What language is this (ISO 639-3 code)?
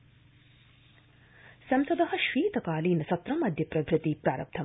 san